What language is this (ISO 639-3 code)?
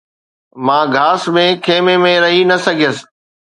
snd